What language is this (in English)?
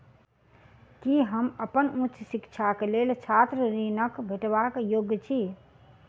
Maithili